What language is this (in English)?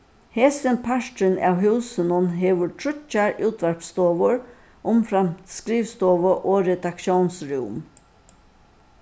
Faroese